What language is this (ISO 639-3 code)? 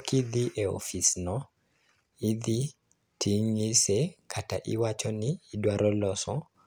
luo